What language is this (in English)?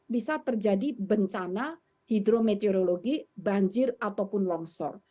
Indonesian